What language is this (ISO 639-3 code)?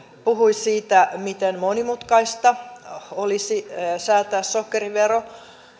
fin